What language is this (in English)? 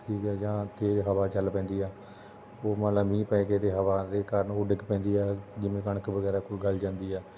Punjabi